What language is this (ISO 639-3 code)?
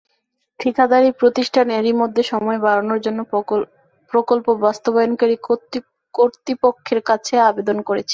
ben